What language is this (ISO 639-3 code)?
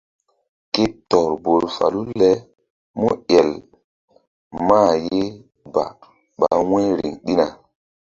mdd